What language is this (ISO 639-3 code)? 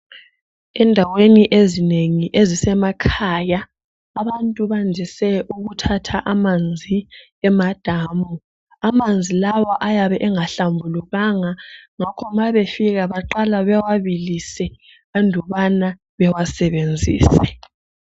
nde